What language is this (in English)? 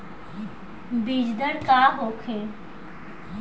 Bhojpuri